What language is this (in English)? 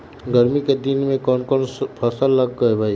Magahi